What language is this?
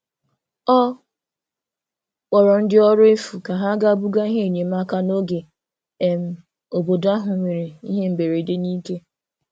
Igbo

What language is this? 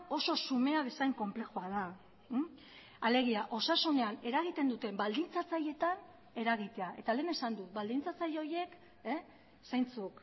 Basque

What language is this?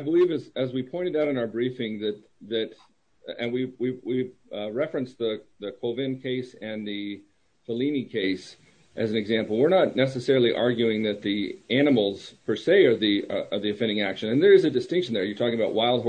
English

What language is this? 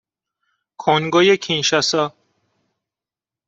Persian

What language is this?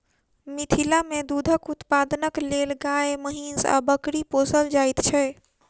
Maithili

